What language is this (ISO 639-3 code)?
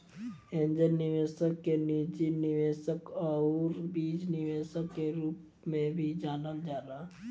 bho